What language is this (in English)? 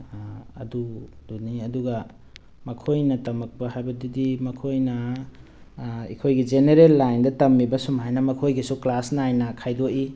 Manipuri